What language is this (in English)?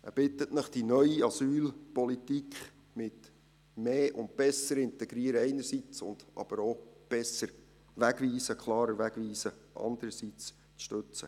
Swiss German